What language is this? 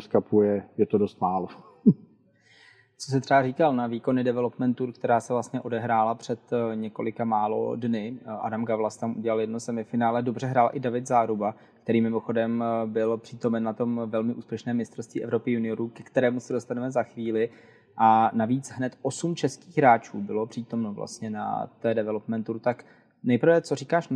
Czech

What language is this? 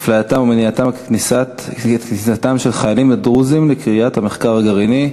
Hebrew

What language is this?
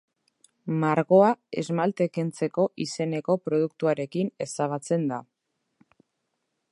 Basque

